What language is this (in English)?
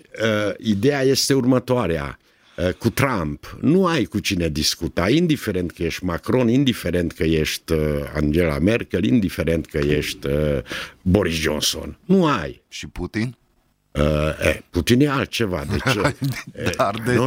Romanian